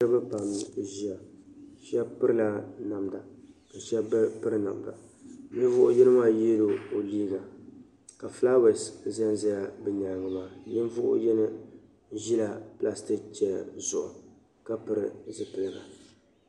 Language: Dagbani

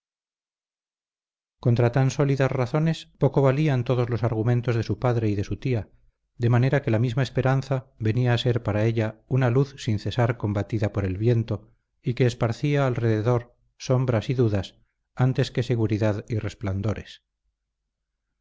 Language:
Spanish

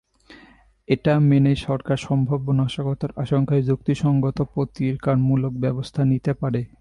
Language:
Bangla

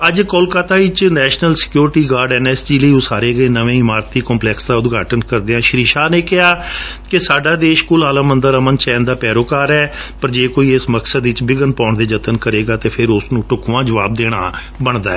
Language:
Punjabi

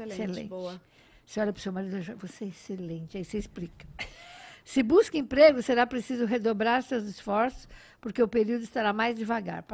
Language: Portuguese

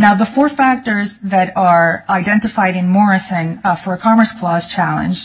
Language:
English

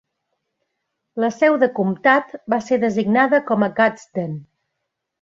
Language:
Catalan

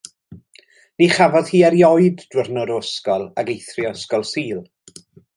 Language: Welsh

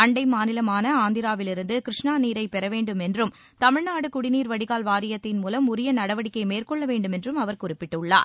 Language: Tamil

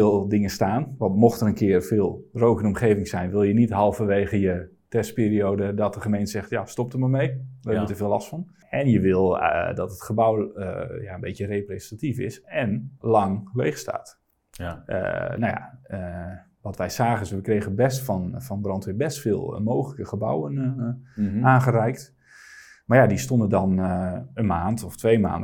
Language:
Dutch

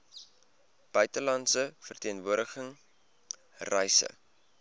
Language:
Afrikaans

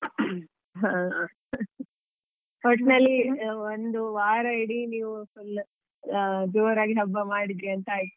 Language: Kannada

